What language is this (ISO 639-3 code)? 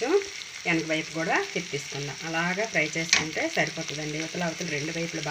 tel